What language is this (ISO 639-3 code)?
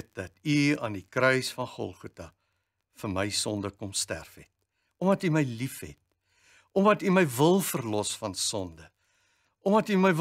nld